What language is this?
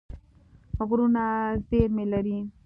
Pashto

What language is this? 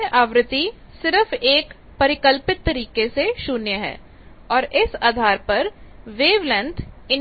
Hindi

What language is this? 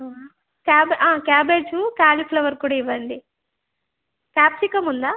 Telugu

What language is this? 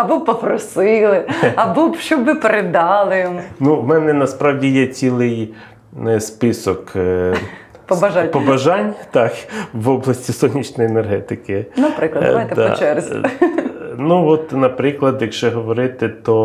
Ukrainian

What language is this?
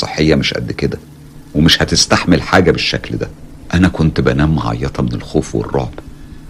Arabic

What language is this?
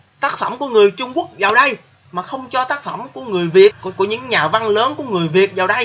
Vietnamese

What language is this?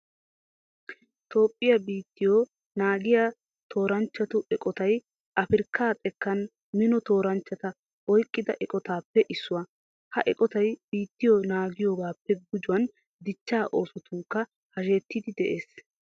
Wolaytta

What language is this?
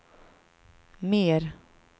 Swedish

